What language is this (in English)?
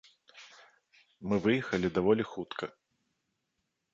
Belarusian